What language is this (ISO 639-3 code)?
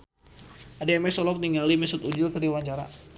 sun